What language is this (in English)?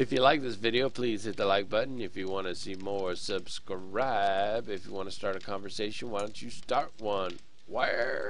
English